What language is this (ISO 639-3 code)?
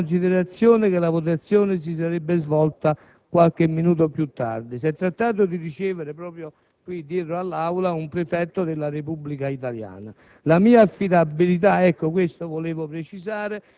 ita